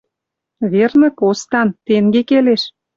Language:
Western Mari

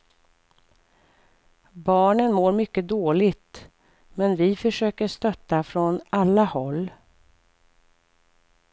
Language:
Swedish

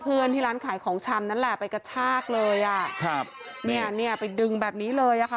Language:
Thai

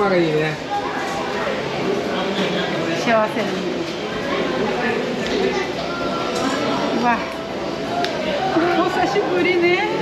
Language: Japanese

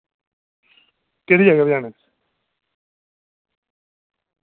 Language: Dogri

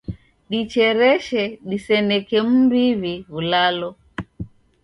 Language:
Taita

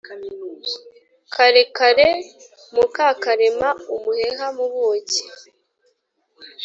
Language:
Kinyarwanda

